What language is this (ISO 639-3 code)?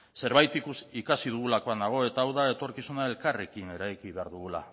eus